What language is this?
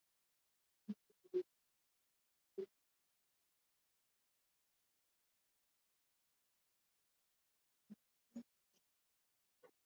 Swahili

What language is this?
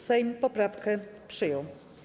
Polish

